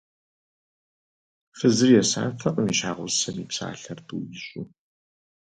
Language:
Kabardian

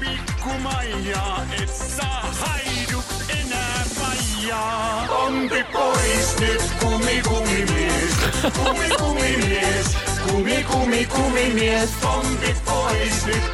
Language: Finnish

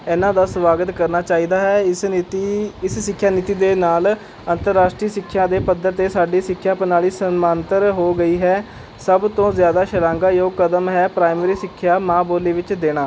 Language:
Punjabi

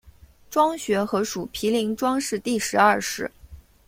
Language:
Chinese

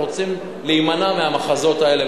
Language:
Hebrew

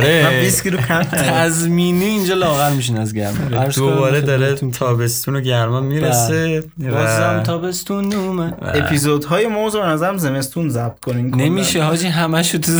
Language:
Persian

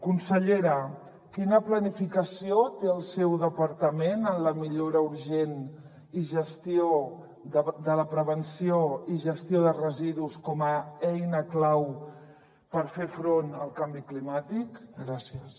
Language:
Catalan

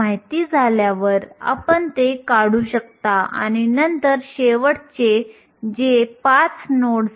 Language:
Marathi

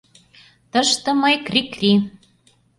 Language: Mari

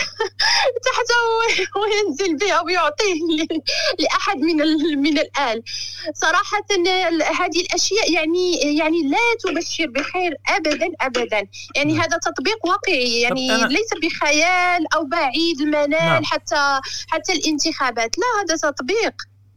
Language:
Arabic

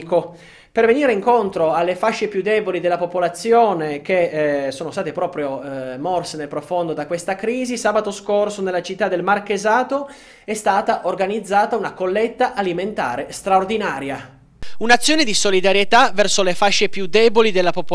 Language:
Italian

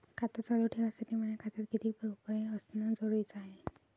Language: Marathi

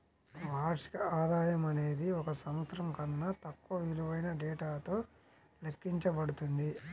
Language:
Telugu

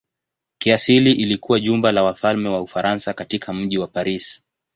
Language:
Swahili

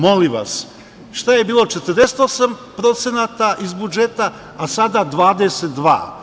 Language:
Serbian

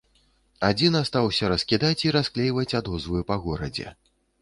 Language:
Belarusian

